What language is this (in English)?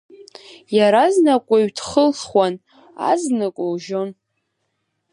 Abkhazian